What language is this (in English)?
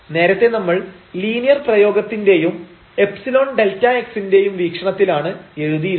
Malayalam